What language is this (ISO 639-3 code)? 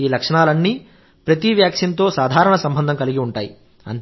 tel